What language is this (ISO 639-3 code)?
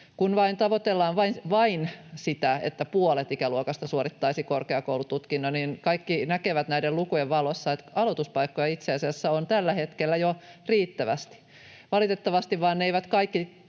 fin